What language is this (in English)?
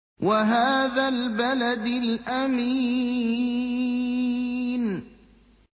Arabic